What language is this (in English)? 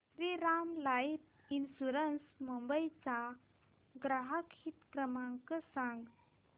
Marathi